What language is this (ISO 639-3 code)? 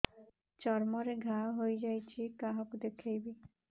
ori